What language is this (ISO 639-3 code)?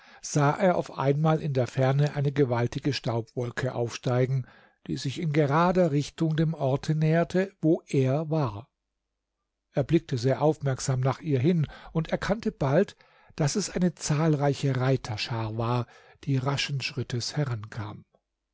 deu